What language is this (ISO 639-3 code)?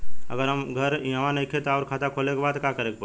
bho